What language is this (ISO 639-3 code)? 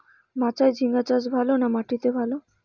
ben